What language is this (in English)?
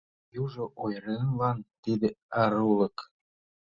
Mari